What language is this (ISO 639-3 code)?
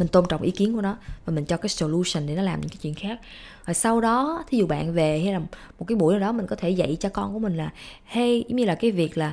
vie